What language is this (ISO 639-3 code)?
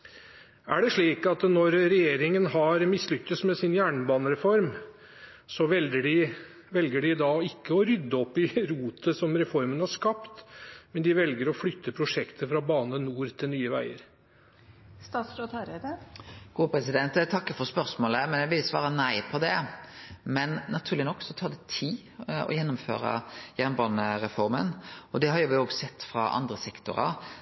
nor